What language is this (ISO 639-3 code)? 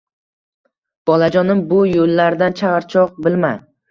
uzb